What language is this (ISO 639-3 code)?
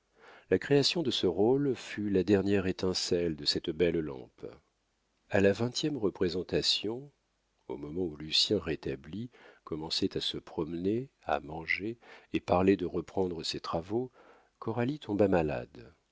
fra